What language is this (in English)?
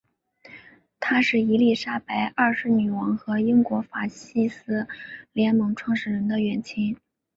Chinese